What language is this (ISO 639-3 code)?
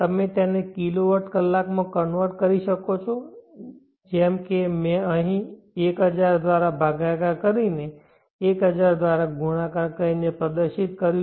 guj